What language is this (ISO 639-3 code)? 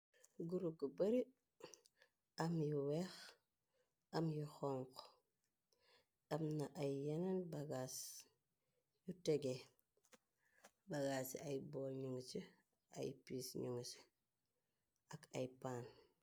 wol